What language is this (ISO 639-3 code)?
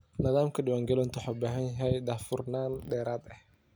som